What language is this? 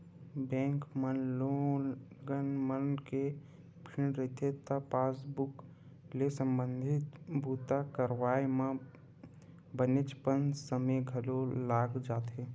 Chhattisgarhi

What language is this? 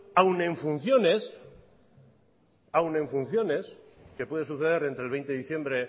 Spanish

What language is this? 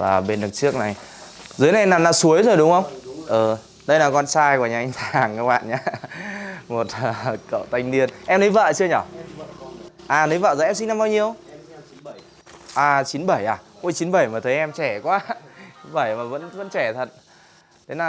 Vietnamese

